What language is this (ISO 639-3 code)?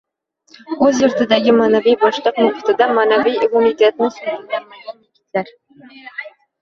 uzb